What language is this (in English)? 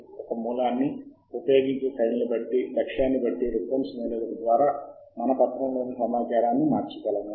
Telugu